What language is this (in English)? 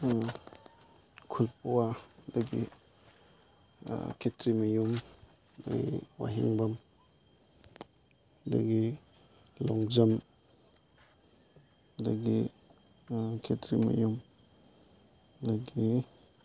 Manipuri